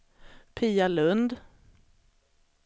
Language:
Swedish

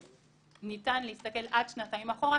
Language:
Hebrew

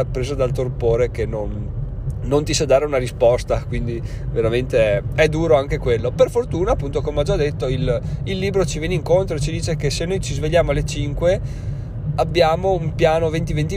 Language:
Italian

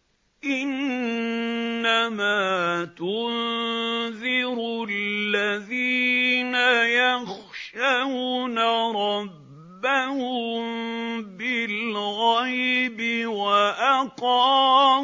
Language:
Arabic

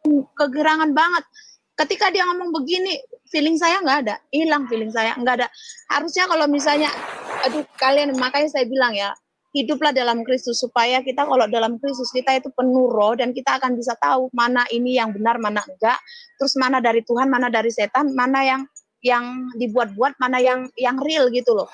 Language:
Indonesian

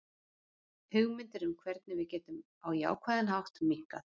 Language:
Icelandic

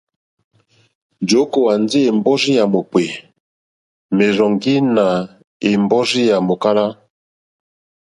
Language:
Mokpwe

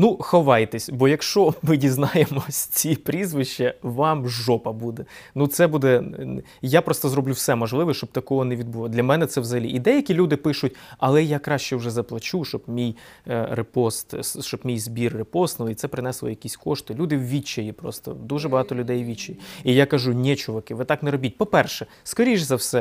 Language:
Ukrainian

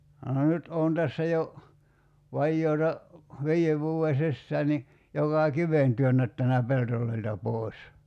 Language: Finnish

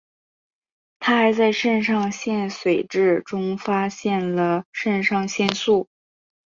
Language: Chinese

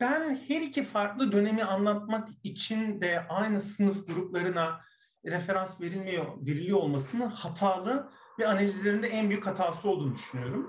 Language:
Turkish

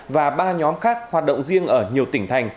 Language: Vietnamese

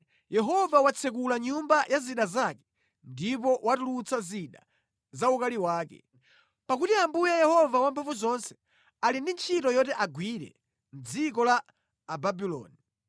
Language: Nyanja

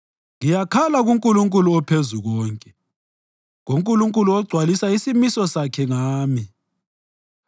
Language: North Ndebele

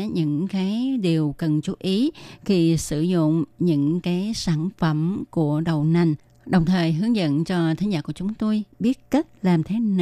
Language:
Vietnamese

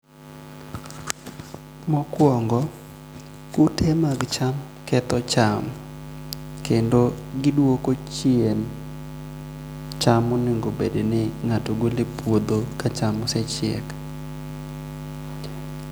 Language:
Luo (Kenya and Tanzania)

